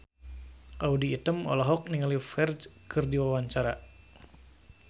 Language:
Sundanese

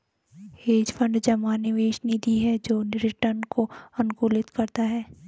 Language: Hindi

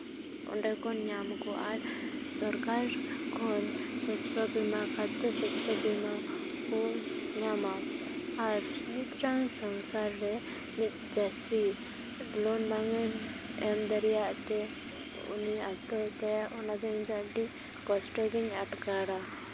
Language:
Santali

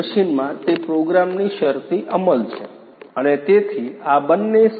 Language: Gujarati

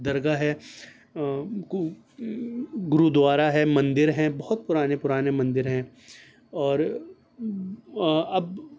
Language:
Urdu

